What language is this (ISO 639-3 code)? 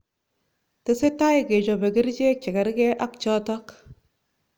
kln